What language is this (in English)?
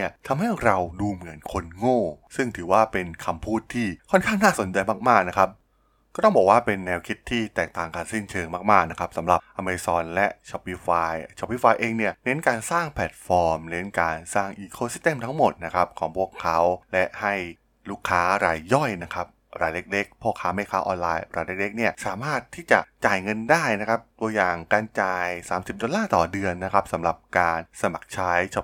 Thai